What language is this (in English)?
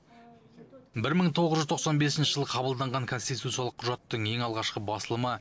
Kazakh